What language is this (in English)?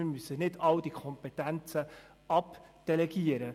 Swiss German